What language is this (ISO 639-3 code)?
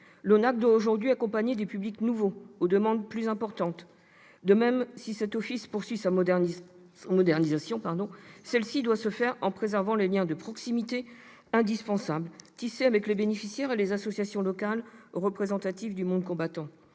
fra